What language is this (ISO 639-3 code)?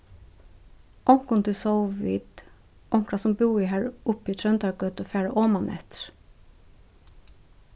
fao